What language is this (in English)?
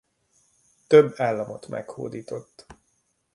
Hungarian